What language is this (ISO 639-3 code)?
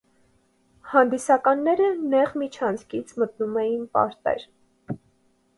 hye